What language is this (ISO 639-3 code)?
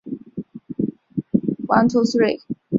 zho